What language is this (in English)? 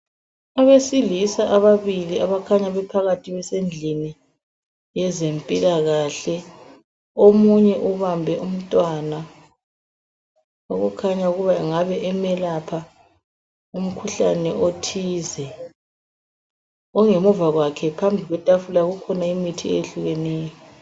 North Ndebele